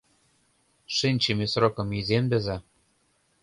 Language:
Mari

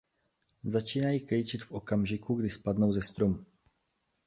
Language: Czech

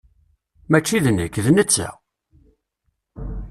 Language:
Kabyle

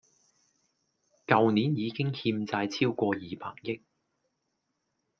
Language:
Cantonese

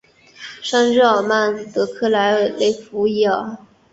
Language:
Chinese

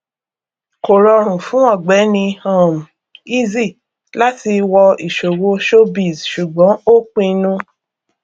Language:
Yoruba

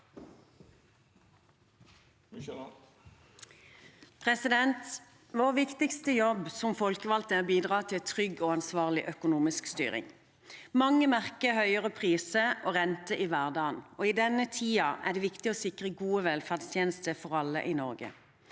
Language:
Norwegian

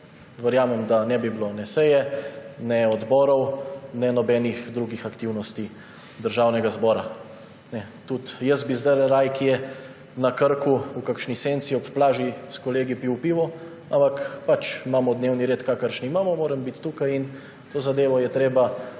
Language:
Slovenian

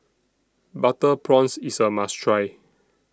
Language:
English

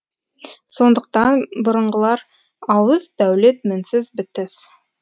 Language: Kazakh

